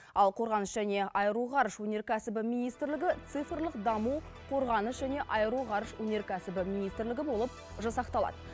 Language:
Kazakh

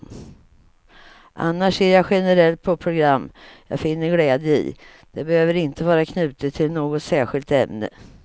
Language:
Swedish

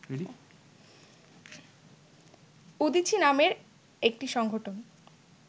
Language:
Bangla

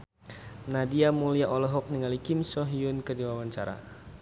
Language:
Sundanese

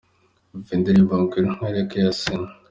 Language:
Kinyarwanda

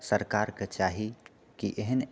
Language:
Maithili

